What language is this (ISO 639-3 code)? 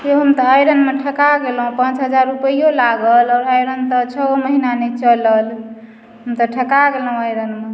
mai